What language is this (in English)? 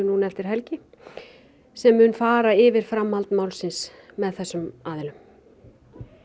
Icelandic